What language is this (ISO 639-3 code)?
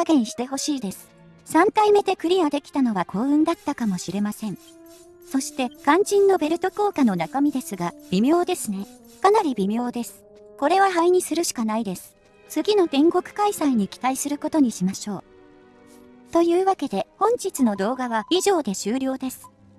jpn